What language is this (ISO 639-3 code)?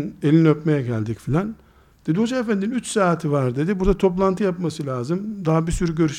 tur